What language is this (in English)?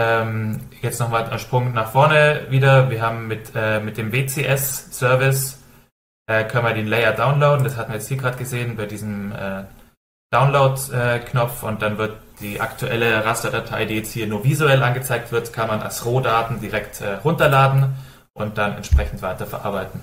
German